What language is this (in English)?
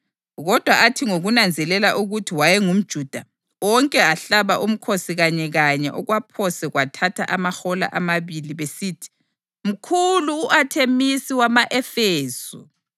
North Ndebele